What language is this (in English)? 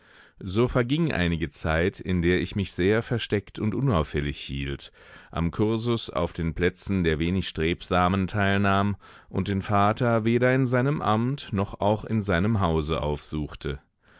German